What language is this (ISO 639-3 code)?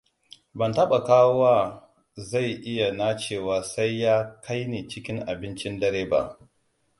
hau